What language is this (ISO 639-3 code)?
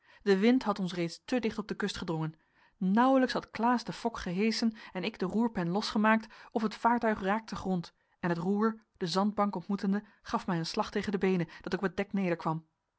nld